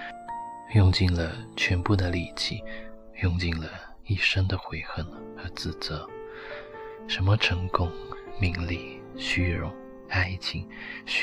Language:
Chinese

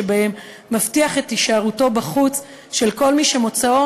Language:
Hebrew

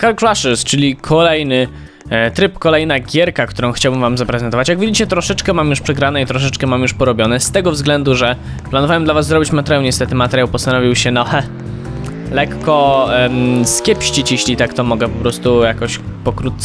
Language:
Polish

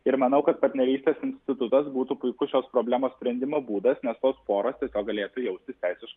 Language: Lithuanian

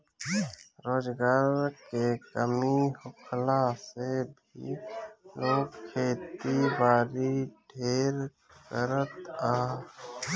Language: Bhojpuri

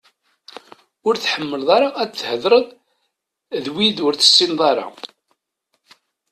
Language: Kabyle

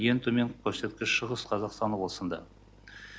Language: Kazakh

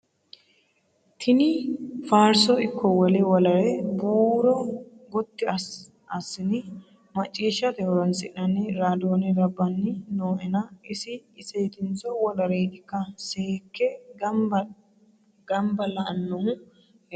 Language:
Sidamo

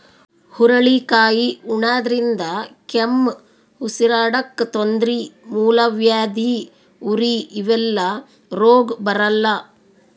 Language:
Kannada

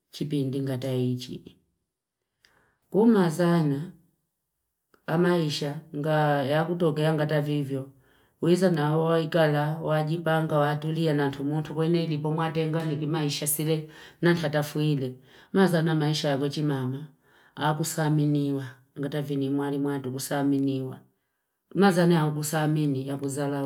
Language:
Fipa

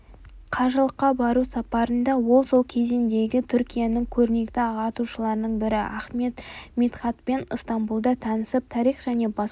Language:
Kazakh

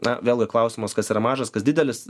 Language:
Lithuanian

